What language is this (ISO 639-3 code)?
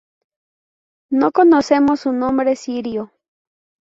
spa